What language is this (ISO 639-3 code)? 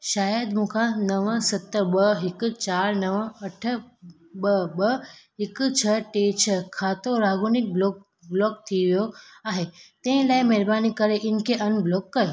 snd